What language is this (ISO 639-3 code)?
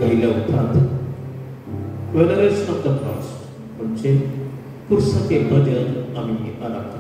ind